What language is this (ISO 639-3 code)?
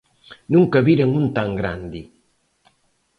glg